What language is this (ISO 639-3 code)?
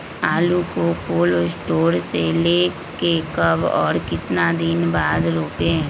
mag